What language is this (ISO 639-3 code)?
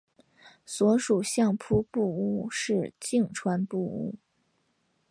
zho